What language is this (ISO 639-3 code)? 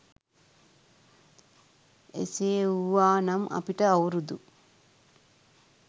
sin